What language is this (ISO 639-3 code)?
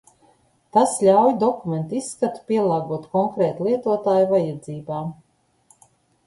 lav